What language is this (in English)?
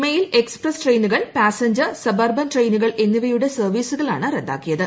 Malayalam